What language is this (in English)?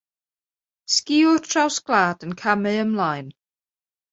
Welsh